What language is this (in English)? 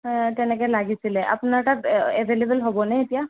Assamese